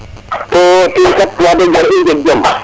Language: Serer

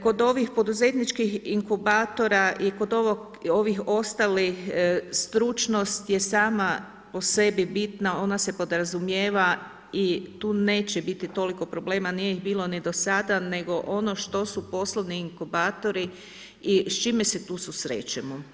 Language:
Croatian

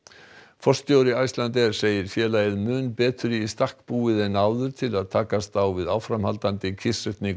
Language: Icelandic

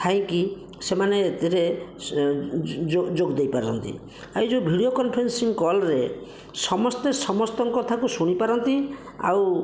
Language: Odia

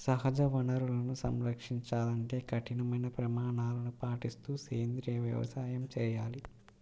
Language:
Telugu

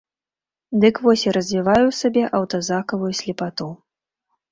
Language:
Belarusian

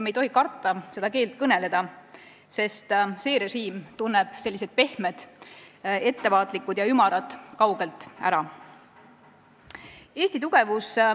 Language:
Estonian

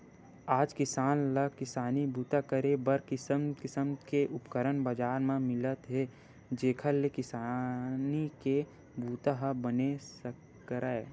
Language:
Chhattisgarhi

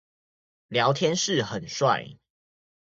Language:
Chinese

